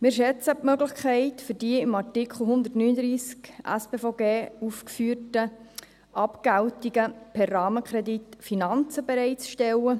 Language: Swiss German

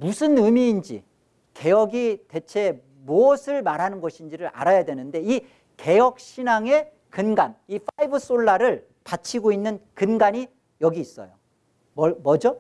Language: Korean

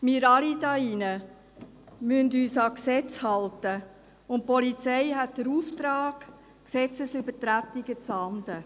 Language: Swiss German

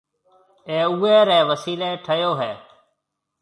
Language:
Marwari (Pakistan)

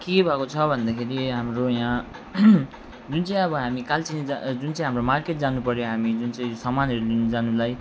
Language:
Nepali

